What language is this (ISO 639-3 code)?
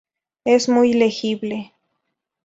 spa